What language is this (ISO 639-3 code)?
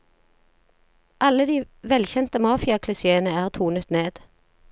nor